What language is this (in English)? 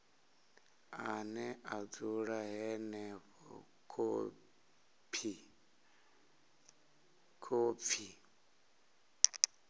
Venda